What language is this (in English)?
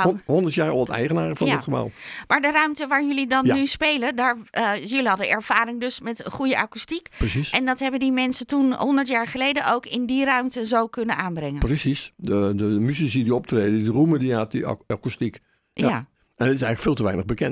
Dutch